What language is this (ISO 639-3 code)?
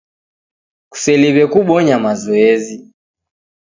dav